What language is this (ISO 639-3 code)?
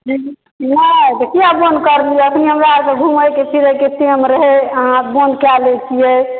mai